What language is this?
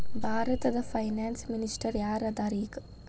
Kannada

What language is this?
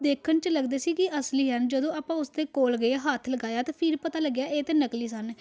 Punjabi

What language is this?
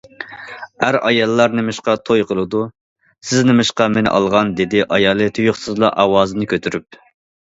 Uyghur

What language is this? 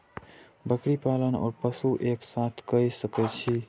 Maithili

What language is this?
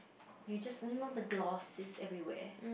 English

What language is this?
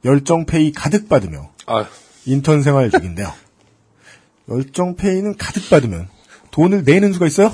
Korean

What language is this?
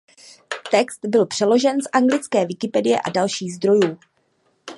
Czech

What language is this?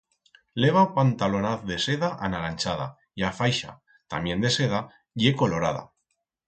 Aragonese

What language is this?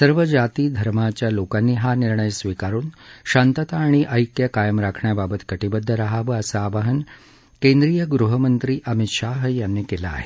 Marathi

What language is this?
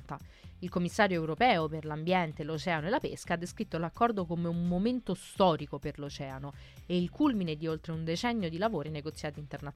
Italian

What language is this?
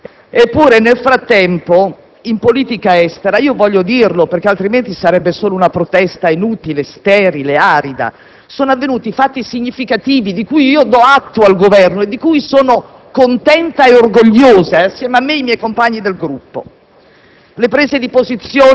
Italian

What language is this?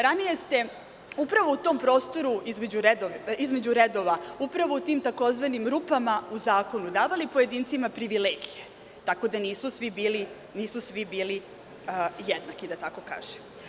Serbian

